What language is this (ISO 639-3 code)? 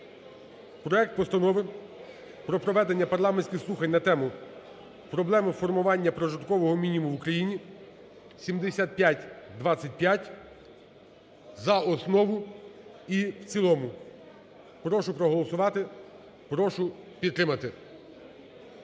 ukr